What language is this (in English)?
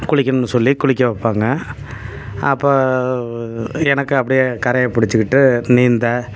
Tamil